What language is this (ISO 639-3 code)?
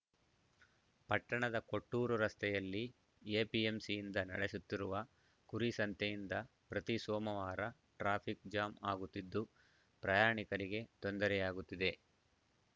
kan